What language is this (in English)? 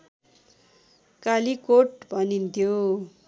Nepali